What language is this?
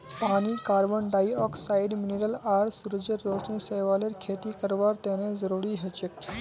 Magahi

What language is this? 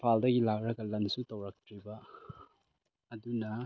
Manipuri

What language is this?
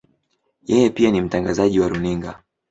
Swahili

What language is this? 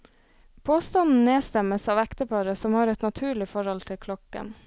Norwegian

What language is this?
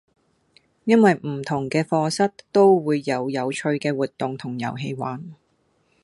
Cantonese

